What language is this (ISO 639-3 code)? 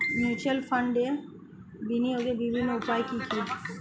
ben